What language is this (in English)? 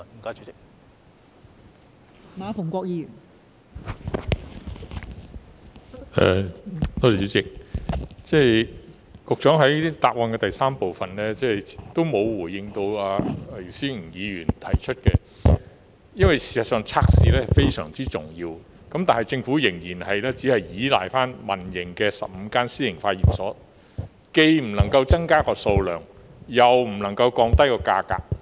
Cantonese